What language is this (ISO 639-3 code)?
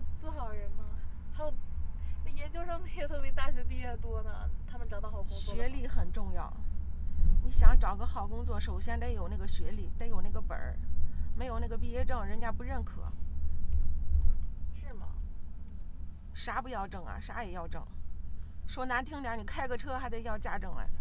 zho